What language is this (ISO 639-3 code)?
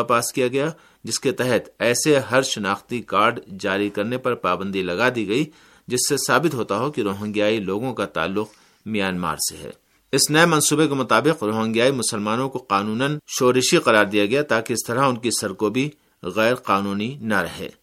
urd